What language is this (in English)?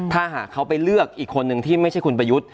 Thai